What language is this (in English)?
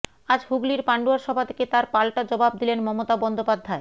Bangla